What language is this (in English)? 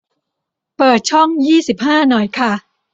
Thai